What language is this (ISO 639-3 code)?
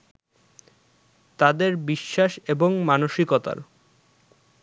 ben